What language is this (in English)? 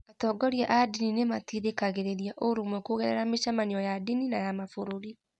Kikuyu